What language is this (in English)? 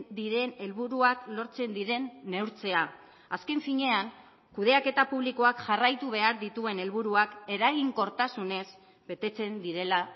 Basque